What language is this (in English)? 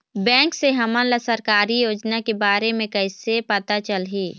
Chhattisgarhi